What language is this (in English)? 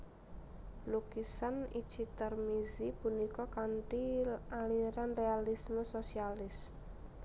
Javanese